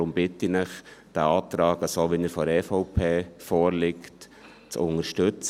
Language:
Swiss German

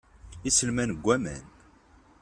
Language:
Kabyle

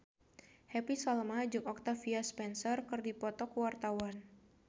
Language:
Sundanese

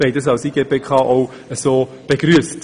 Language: Swiss German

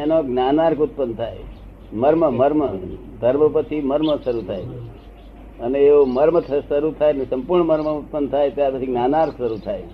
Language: Gujarati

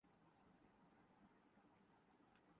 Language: Urdu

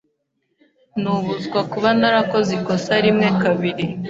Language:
Kinyarwanda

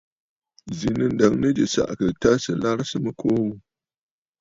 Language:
Bafut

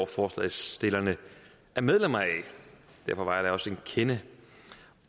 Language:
Danish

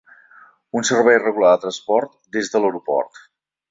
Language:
Catalan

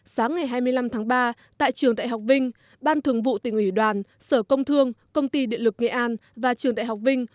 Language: Vietnamese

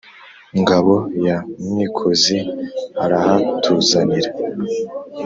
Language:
Kinyarwanda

